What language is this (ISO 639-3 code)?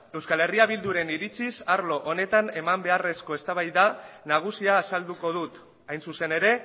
eus